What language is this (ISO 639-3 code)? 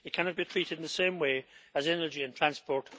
eng